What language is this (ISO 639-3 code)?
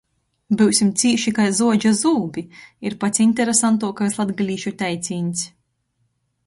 ltg